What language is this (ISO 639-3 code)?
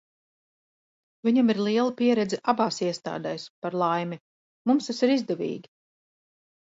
lav